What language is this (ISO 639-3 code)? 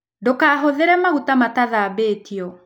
kik